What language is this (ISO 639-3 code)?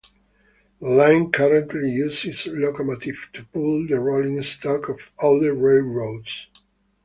eng